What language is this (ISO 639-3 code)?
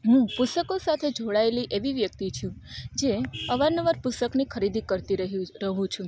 guj